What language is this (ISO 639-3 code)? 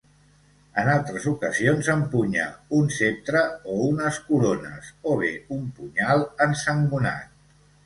cat